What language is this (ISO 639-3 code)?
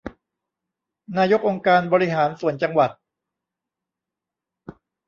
tha